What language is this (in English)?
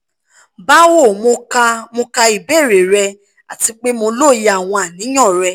Yoruba